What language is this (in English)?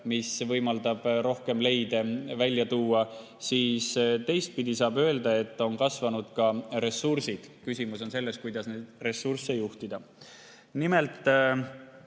Estonian